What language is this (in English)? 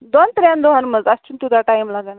Kashmiri